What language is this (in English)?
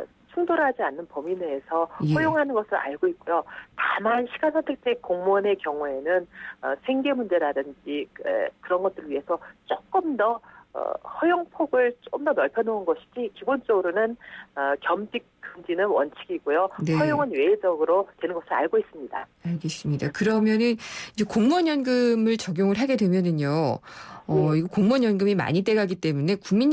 Korean